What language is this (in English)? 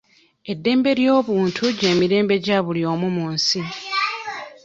Ganda